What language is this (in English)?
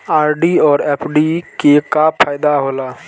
Maithili